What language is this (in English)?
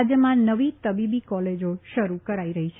Gujarati